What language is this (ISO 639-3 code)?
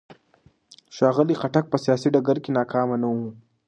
pus